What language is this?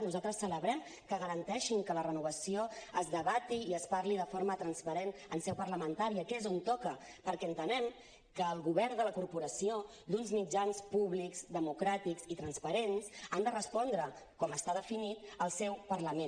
Catalan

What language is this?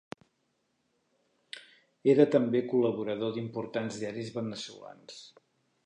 Catalan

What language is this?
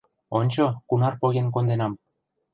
Mari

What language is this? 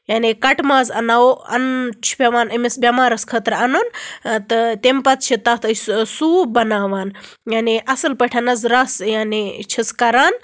Kashmiri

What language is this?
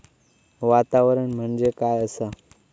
Marathi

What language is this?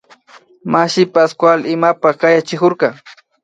Imbabura Highland Quichua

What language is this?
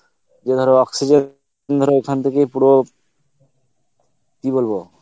Bangla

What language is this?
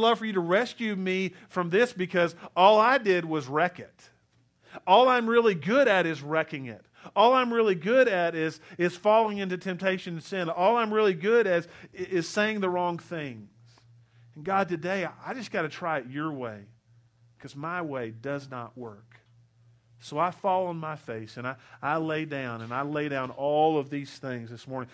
English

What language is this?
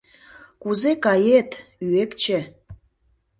Mari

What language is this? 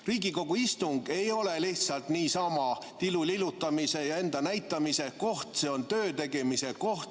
Estonian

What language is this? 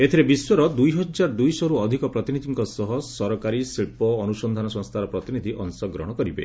Odia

